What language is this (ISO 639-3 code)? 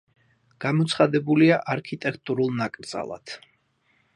kat